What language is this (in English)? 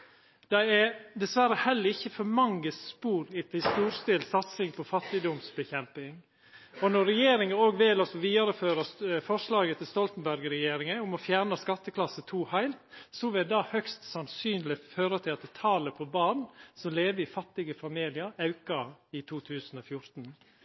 Norwegian Nynorsk